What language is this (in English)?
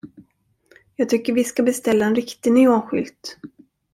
Swedish